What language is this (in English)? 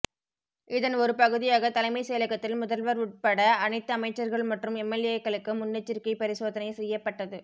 Tamil